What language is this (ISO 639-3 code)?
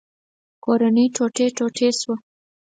pus